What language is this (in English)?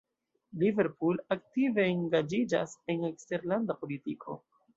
Esperanto